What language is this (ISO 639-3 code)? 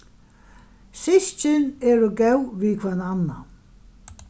fao